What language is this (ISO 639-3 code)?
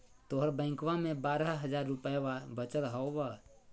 mag